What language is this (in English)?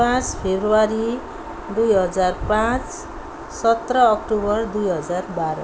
Nepali